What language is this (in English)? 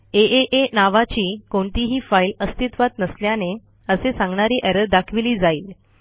Marathi